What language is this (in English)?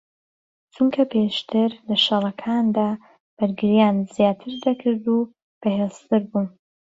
Central Kurdish